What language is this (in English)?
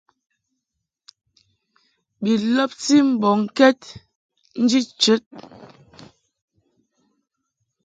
Mungaka